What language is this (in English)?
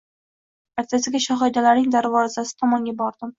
Uzbek